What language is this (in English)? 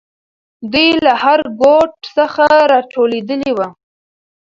Pashto